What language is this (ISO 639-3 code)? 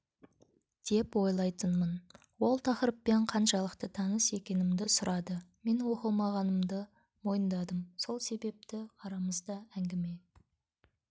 kaz